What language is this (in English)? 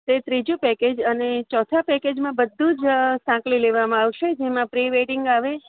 Gujarati